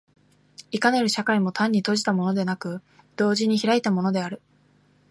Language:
Japanese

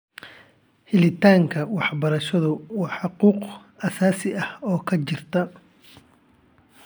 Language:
Somali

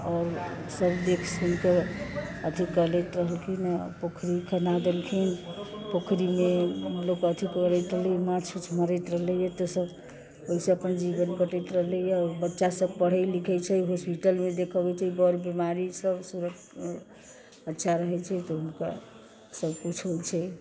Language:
Maithili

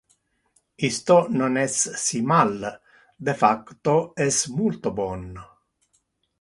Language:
Interlingua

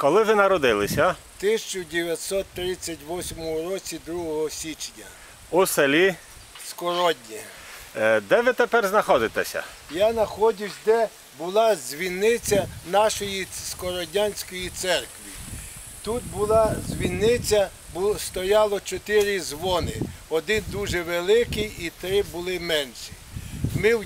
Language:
Ukrainian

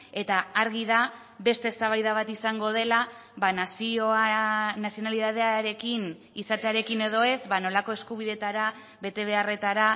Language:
Basque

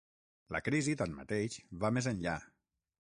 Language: Catalan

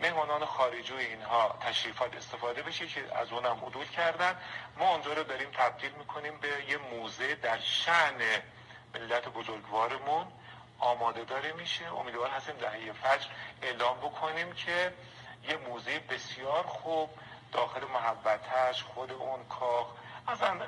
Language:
Persian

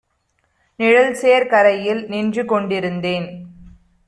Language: Tamil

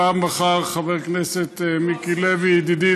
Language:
Hebrew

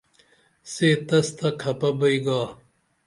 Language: Dameli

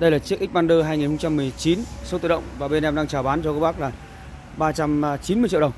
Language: Vietnamese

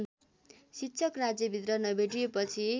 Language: Nepali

